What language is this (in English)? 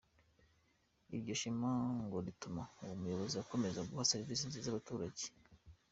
Kinyarwanda